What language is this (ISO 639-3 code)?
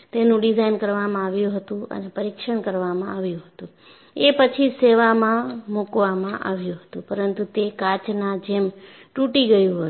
guj